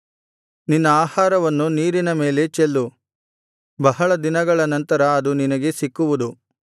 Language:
Kannada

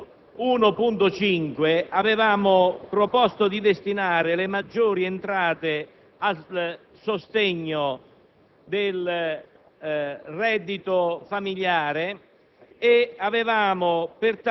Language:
Italian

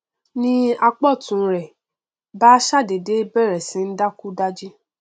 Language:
Yoruba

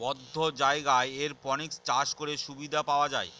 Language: Bangla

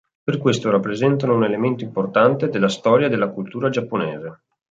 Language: Italian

